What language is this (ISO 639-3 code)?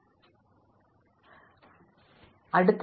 mal